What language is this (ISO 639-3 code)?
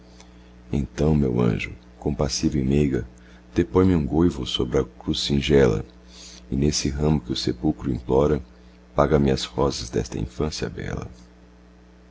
por